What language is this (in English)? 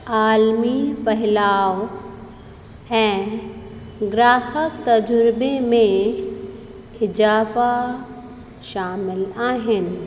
Sindhi